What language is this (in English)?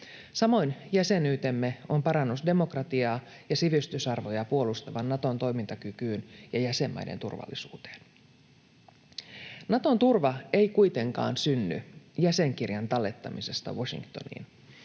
Finnish